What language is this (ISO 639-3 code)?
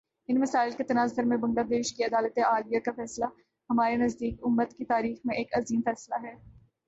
urd